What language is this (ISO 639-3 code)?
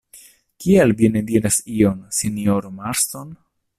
epo